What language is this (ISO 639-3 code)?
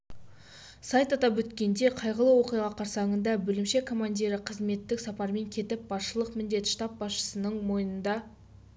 kaz